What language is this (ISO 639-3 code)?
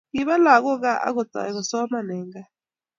kln